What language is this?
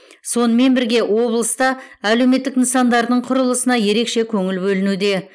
Kazakh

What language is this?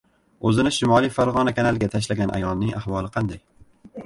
Uzbek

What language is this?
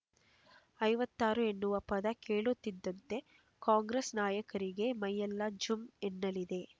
Kannada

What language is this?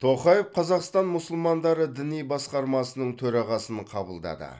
Kazakh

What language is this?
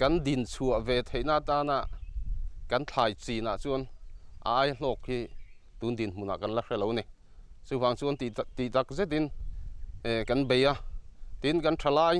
Thai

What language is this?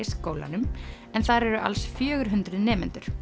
Icelandic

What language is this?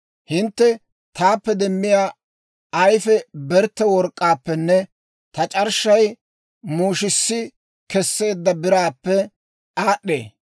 Dawro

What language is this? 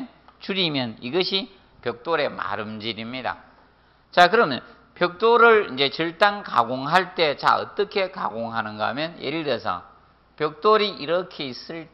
Korean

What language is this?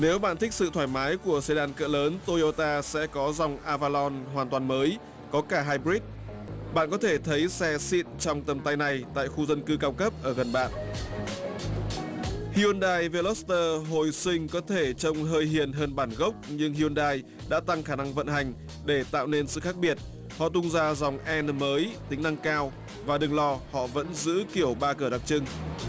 Vietnamese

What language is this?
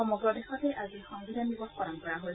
Assamese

